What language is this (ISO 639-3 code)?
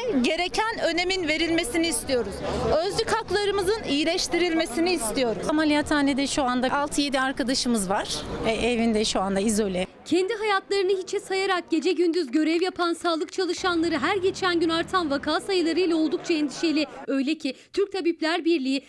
tur